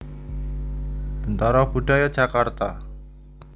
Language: Javanese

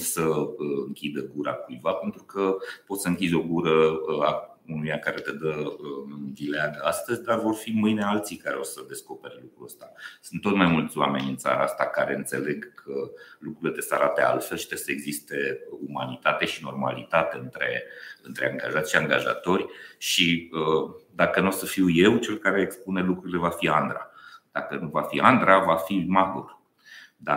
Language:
Romanian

